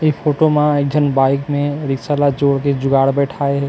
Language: Chhattisgarhi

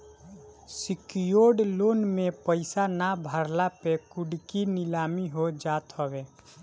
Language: Bhojpuri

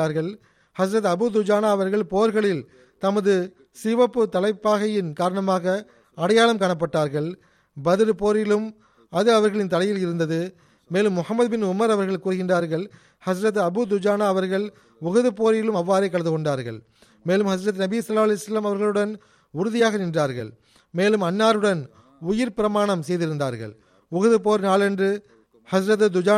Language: Tamil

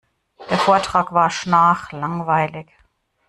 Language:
German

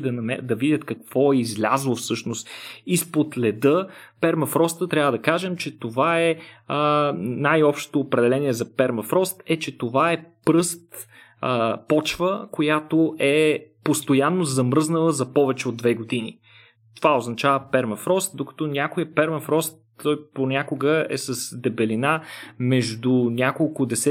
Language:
Bulgarian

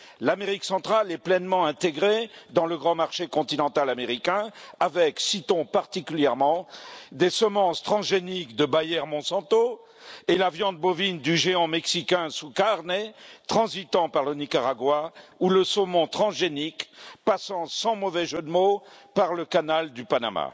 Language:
French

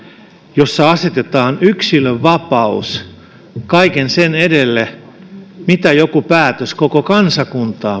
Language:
Finnish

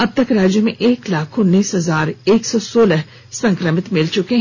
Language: Hindi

